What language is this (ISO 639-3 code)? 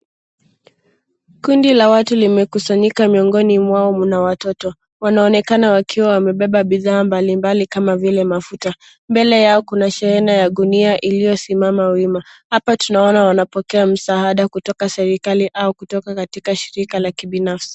swa